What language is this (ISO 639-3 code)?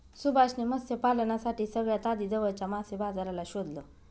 mar